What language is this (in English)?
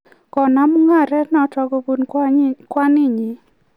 Kalenjin